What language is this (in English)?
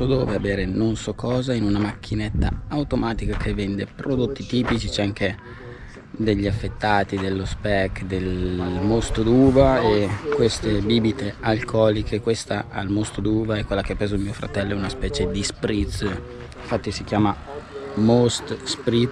Italian